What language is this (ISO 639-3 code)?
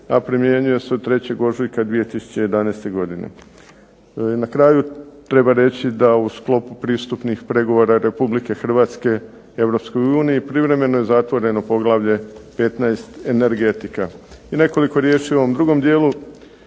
hrv